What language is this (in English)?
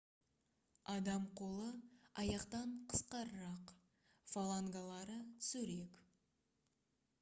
Kazakh